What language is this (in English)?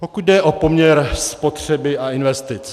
Czech